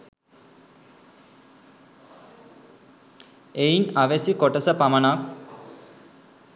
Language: Sinhala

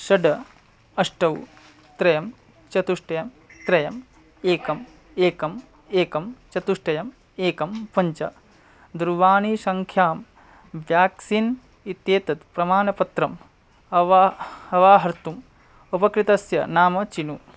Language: Sanskrit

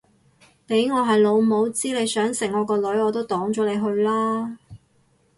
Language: Cantonese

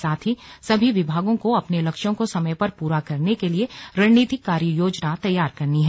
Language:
Hindi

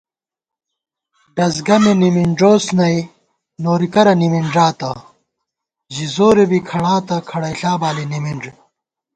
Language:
Gawar-Bati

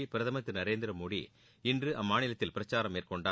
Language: Tamil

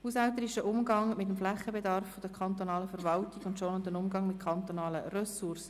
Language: Swiss German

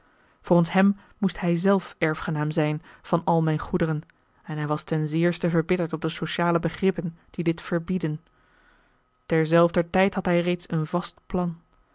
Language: Dutch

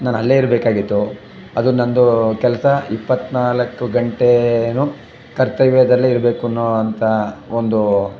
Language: Kannada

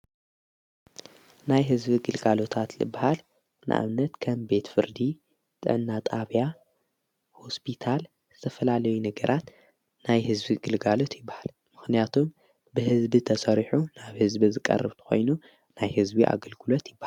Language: Tigrinya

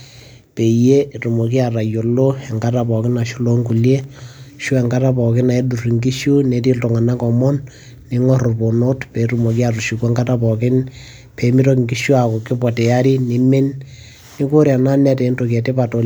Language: Masai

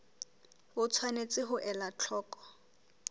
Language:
Southern Sotho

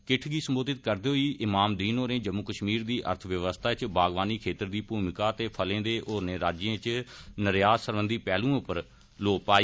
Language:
Dogri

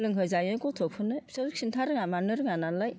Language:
Bodo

